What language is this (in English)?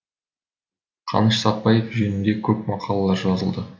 Kazakh